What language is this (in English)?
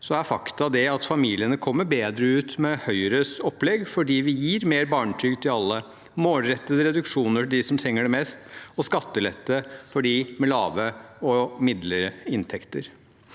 Norwegian